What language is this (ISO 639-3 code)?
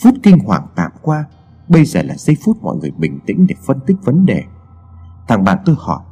vie